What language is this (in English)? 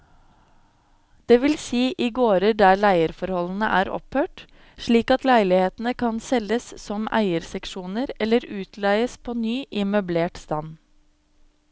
Norwegian